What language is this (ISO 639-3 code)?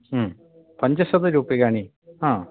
san